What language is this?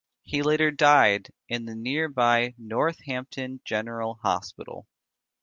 English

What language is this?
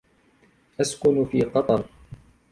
Arabic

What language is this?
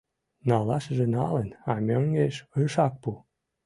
Mari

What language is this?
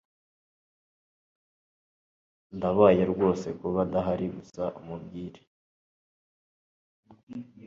Kinyarwanda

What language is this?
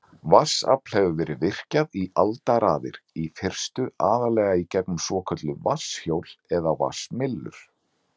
Icelandic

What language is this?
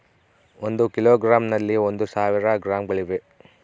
Kannada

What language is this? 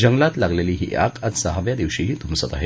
Marathi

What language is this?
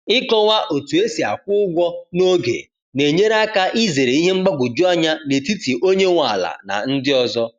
Igbo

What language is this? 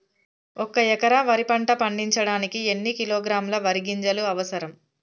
Telugu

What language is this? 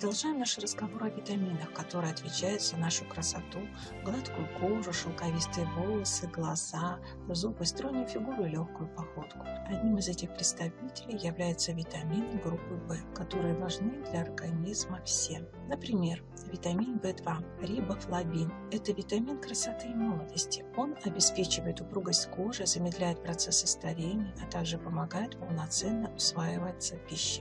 Russian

